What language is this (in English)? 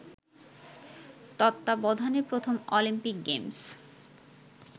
Bangla